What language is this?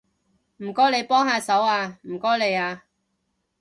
Cantonese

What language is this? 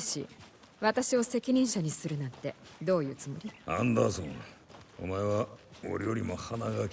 Japanese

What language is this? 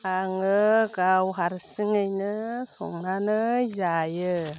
Bodo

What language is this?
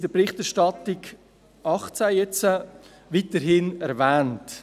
Swiss German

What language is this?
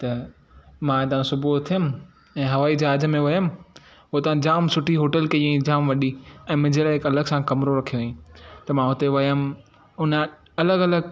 Sindhi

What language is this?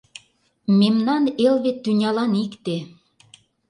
Mari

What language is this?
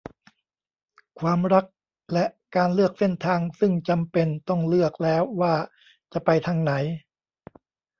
Thai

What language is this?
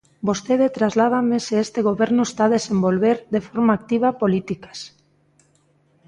Galician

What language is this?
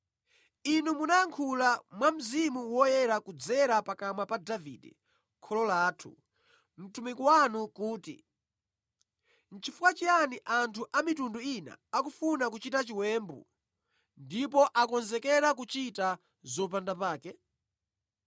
Nyanja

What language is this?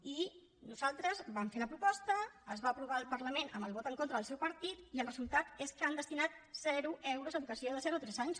Catalan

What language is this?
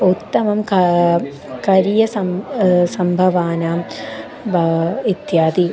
Sanskrit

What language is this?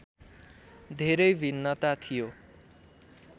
Nepali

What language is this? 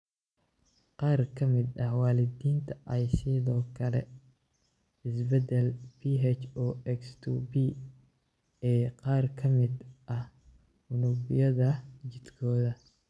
Somali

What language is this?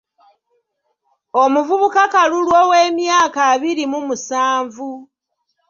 Ganda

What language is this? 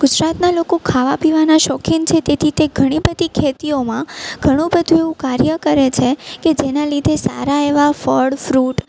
Gujarati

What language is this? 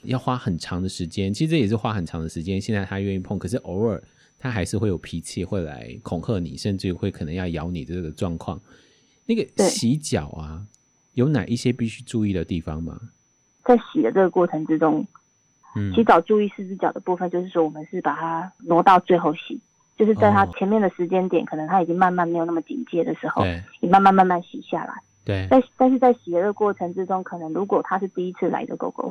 Chinese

